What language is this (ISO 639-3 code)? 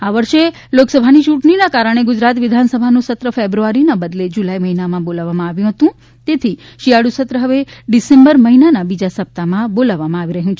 guj